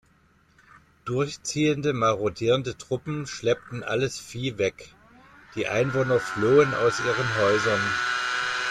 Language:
German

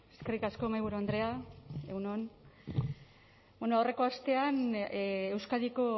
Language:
Basque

